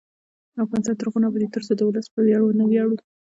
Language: Pashto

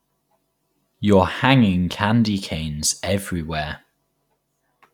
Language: English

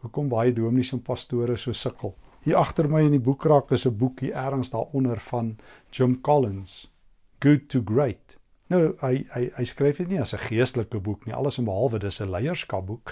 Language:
Dutch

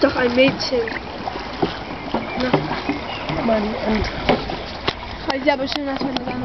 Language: German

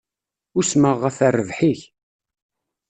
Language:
Kabyle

